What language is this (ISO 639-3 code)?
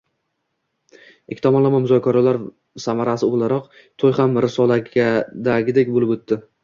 uzb